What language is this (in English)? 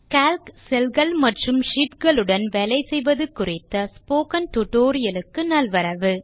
Tamil